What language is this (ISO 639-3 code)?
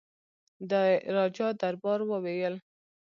pus